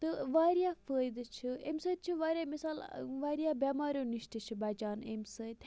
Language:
Kashmiri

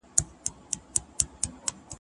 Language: Pashto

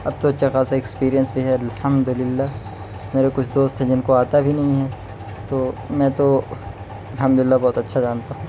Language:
Urdu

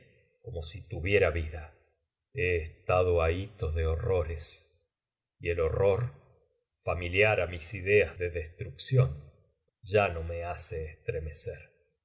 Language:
Spanish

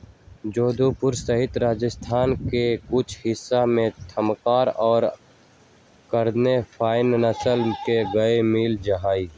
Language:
Magahi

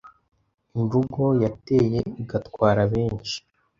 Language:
Kinyarwanda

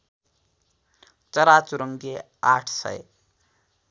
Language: Nepali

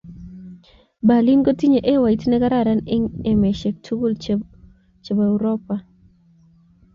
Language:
Kalenjin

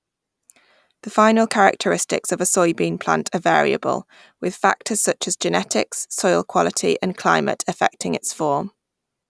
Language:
English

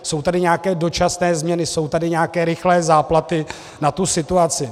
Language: Czech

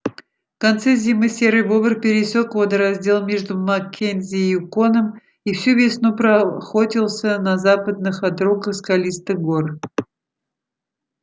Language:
Russian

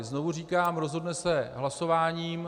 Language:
Czech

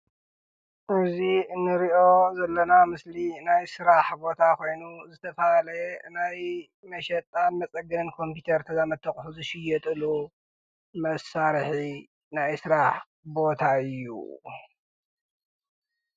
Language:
Tigrinya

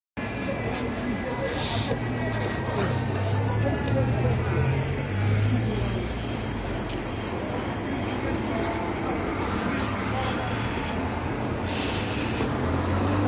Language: Arabic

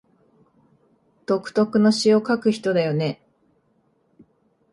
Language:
Japanese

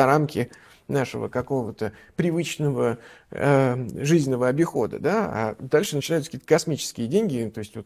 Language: Russian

